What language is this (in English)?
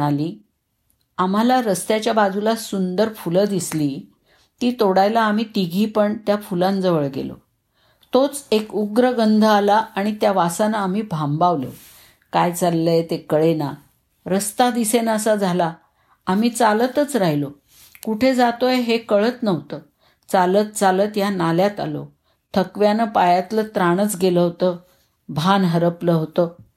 Marathi